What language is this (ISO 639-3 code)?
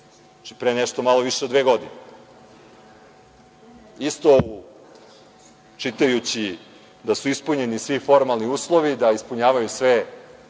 srp